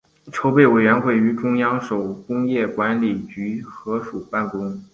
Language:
Chinese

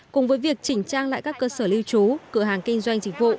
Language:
Vietnamese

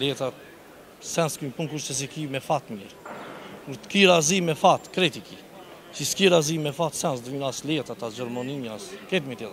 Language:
Romanian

